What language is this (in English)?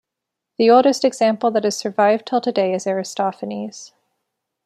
English